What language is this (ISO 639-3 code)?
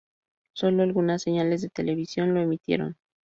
spa